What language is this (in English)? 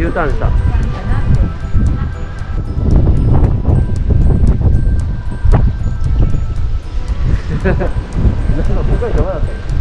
Japanese